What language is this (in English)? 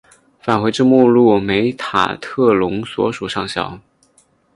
Chinese